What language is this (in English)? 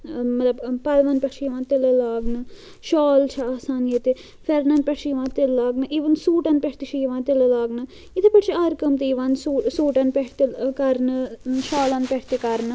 Kashmiri